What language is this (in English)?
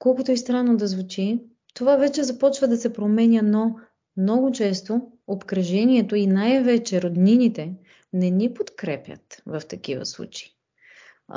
Bulgarian